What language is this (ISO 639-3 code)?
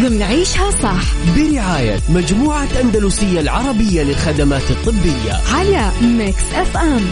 ara